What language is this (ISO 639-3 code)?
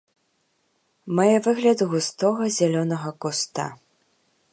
bel